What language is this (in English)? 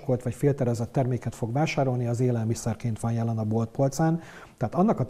Hungarian